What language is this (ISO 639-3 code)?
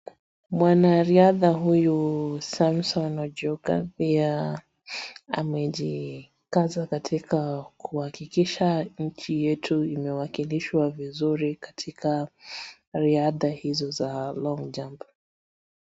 swa